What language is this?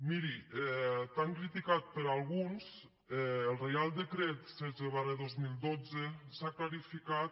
Catalan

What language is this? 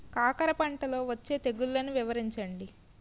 Telugu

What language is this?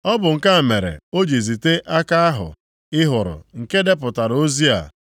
Igbo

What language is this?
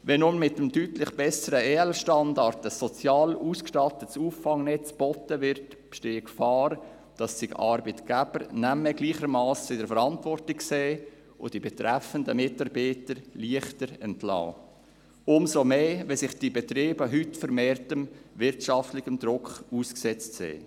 Swiss German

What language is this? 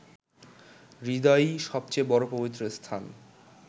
Bangla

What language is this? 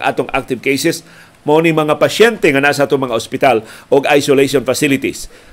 Filipino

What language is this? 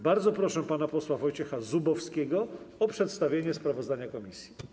Polish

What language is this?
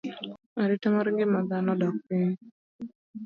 Luo (Kenya and Tanzania)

